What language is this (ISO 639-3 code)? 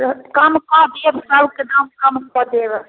mai